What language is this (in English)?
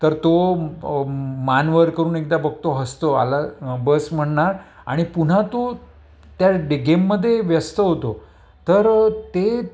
Marathi